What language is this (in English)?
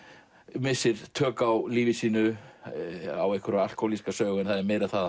Icelandic